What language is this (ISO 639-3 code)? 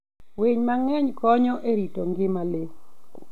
luo